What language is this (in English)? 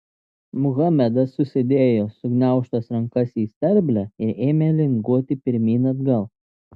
Lithuanian